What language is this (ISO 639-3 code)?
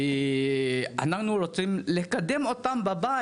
heb